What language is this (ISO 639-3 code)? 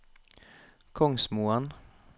nor